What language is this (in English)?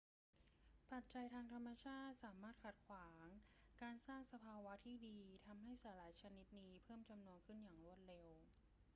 Thai